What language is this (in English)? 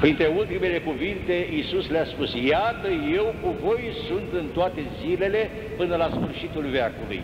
Romanian